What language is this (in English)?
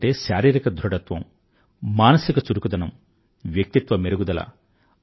Telugu